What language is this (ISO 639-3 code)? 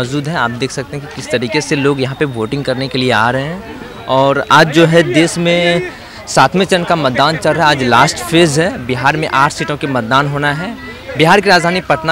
hin